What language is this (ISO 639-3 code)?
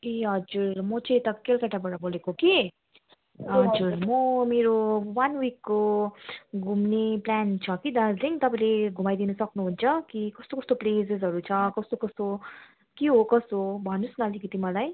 nep